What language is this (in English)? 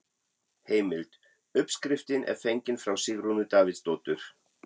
Icelandic